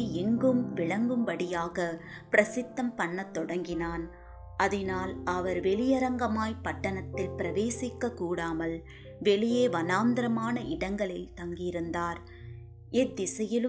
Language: Tamil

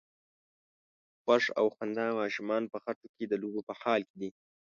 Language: Pashto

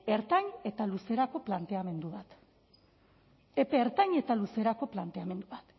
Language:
Basque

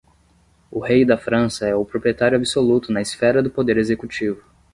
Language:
Portuguese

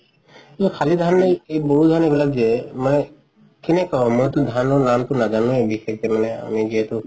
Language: Assamese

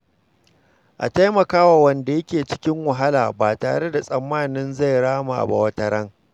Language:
Hausa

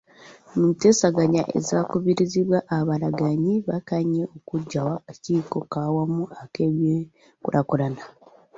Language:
Ganda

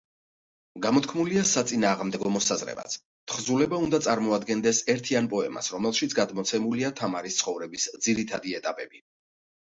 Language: Georgian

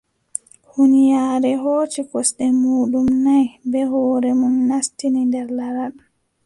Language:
Adamawa Fulfulde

